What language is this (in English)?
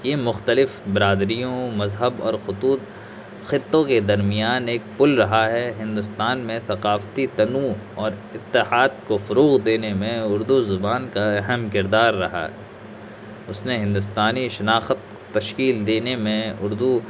Urdu